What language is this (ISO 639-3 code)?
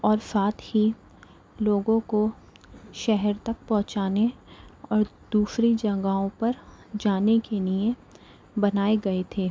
urd